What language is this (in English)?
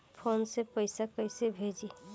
Bhojpuri